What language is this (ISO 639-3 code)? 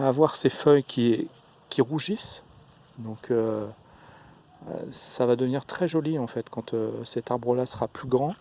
fra